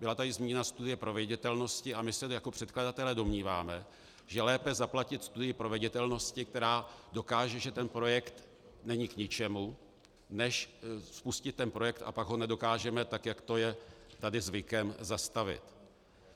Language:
Czech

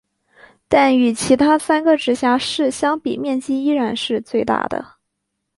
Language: Chinese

